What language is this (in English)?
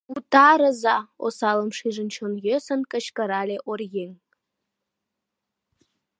Mari